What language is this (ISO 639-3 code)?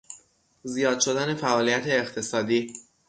fas